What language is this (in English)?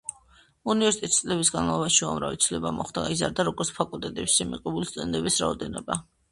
Georgian